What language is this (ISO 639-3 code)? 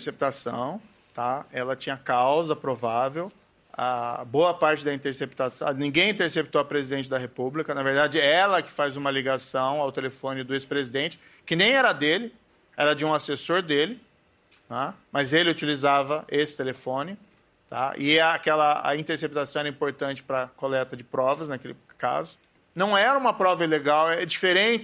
por